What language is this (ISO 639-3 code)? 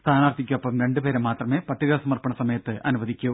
mal